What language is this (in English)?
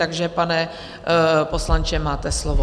Czech